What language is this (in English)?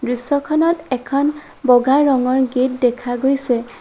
Assamese